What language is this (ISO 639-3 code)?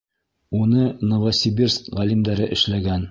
bak